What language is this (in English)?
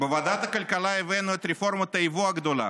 Hebrew